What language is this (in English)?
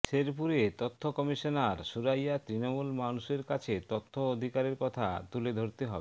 Bangla